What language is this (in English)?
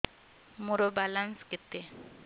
Odia